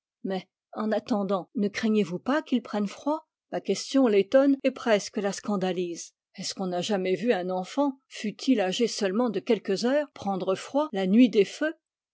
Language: French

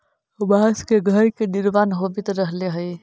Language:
Magahi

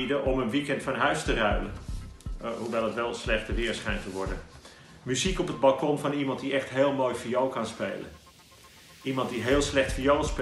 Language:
Dutch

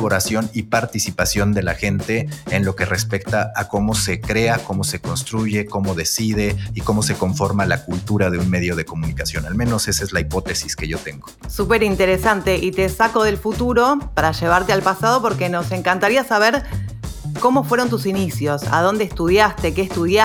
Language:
Spanish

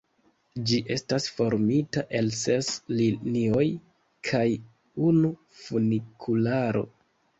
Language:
Esperanto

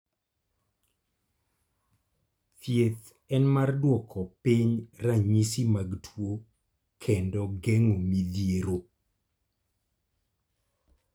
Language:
Luo (Kenya and Tanzania)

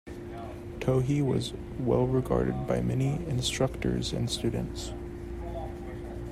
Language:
English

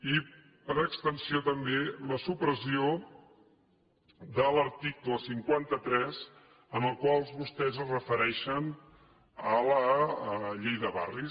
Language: Catalan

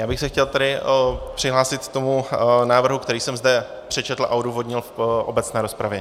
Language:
Czech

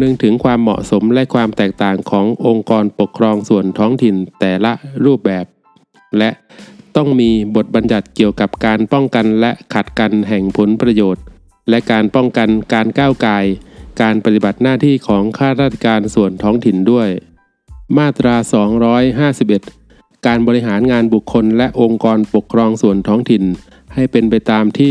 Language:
Thai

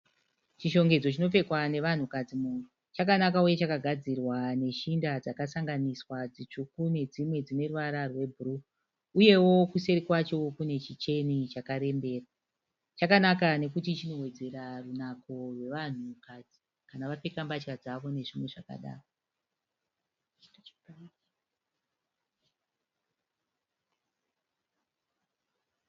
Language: Shona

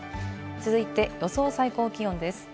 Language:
Japanese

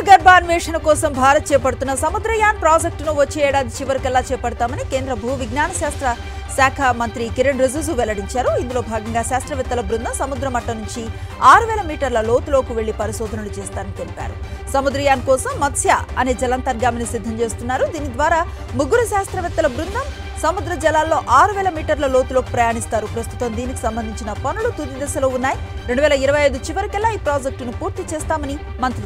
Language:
Telugu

